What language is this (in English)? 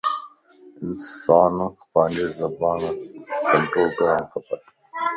Lasi